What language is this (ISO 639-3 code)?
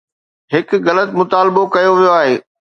snd